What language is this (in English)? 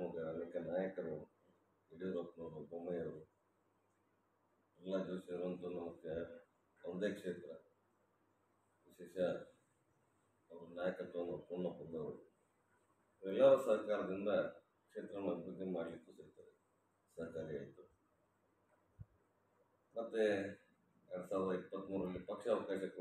Arabic